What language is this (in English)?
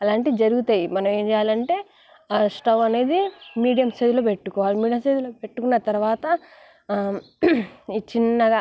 Telugu